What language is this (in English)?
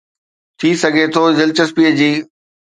Sindhi